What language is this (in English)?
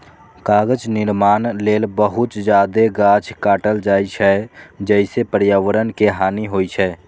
Maithili